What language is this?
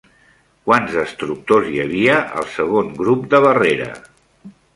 Catalan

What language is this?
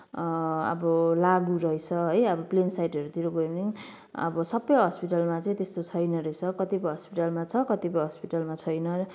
Nepali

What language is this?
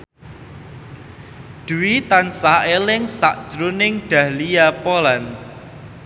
Javanese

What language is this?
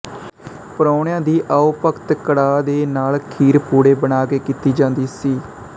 Punjabi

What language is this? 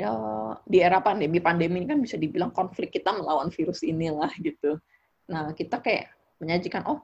Indonesian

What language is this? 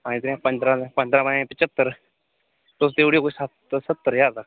Dogri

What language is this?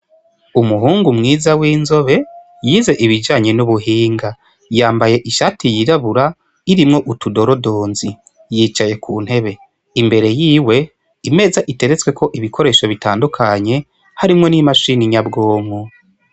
Rundi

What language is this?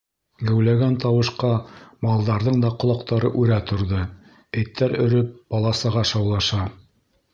Bashkir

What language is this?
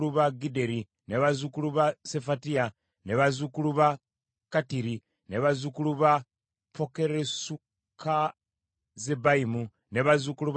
Ganda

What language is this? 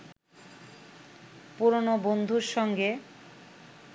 Bangla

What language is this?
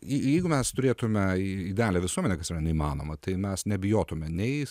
Lithuanian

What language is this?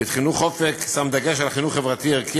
Hebrew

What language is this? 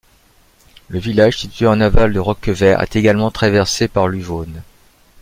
French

